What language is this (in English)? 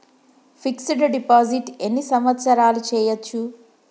Telugu